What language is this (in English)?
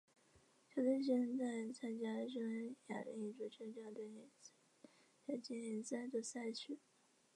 Chinese